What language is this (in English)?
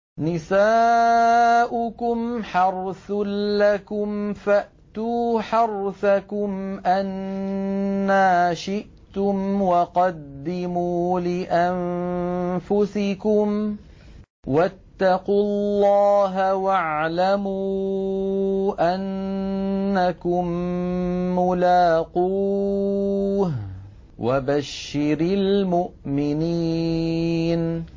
Arabic